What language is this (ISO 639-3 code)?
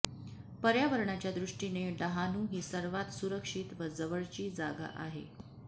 mar